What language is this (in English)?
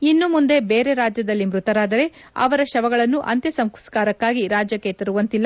Kannada